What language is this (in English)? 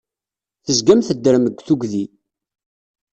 Kabyle